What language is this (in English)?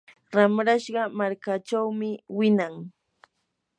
Yanahuanca Pasco Quechua